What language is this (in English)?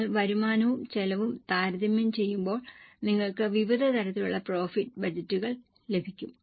Malayalam